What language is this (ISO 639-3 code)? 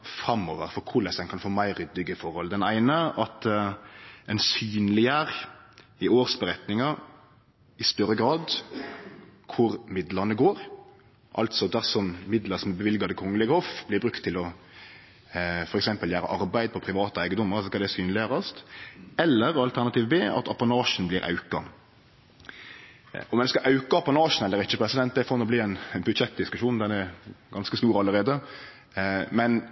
nno